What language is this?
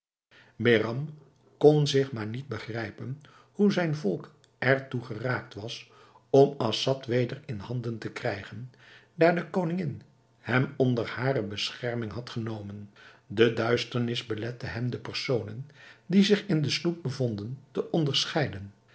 Dutch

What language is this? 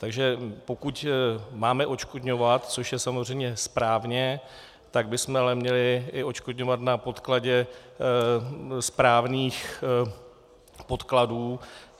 Czech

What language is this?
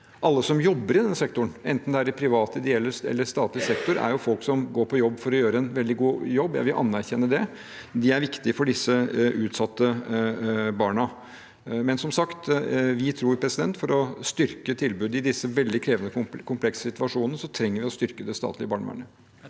Norwegian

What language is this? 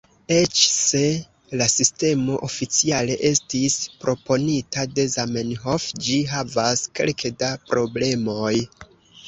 Esperanto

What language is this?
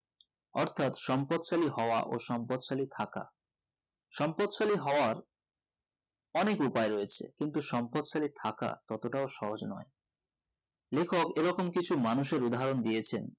Bangla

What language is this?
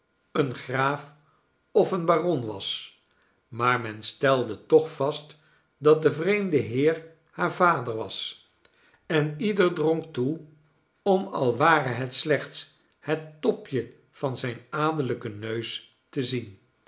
Dutch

